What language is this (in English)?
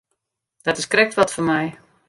Western Frisian